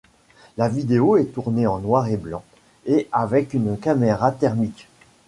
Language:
French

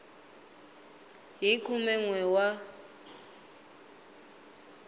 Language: Tsonga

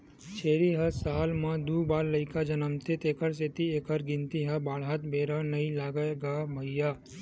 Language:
Chhattisgarhi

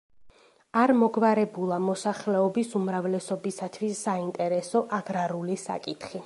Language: Georgian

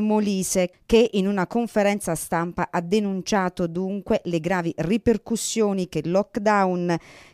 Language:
Italian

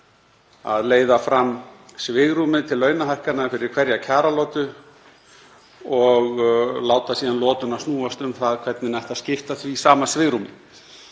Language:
Icelandic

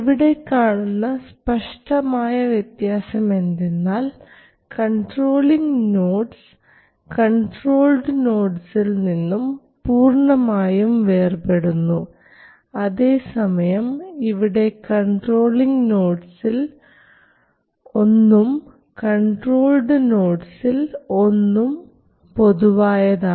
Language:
Malayalam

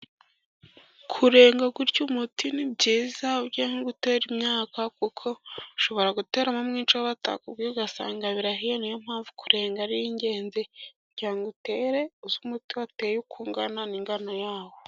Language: Kinyarwanda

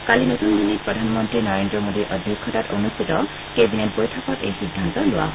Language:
Assamese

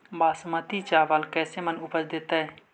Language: Magahi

